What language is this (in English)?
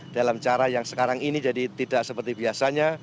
Indonesian